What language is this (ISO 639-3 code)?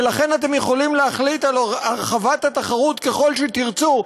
heb